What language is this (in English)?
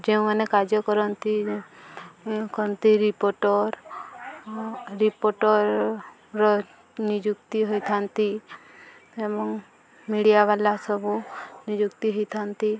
Odia